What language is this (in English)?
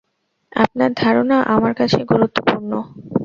Bangla